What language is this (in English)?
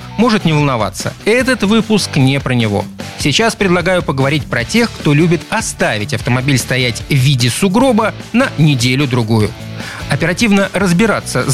Russian